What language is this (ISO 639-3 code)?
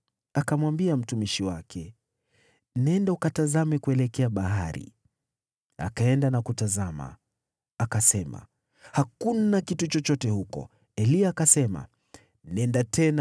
swa